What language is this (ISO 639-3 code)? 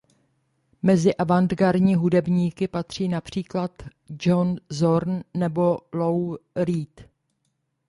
ces